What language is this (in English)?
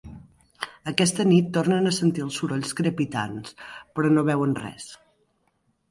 Catalan